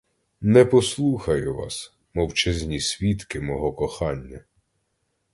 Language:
Ukrainian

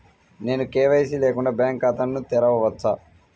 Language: Telugu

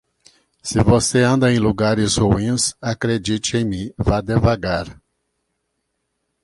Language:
Portuguese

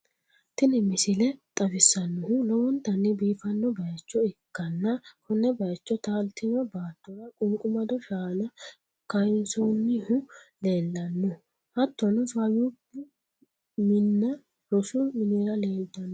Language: Sidamo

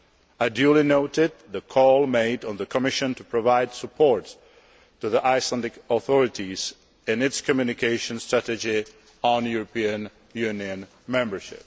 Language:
English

